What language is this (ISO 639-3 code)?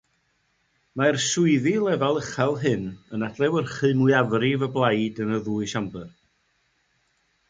cym